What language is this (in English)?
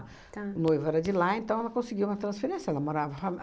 Portuguese